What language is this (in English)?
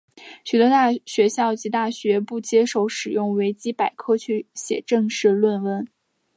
Chinese